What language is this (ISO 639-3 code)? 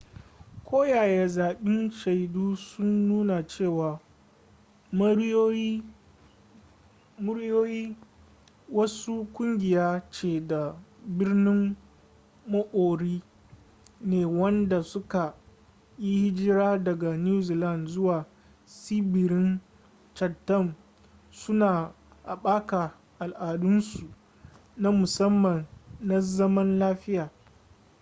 hau